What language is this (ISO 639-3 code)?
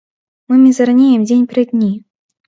bel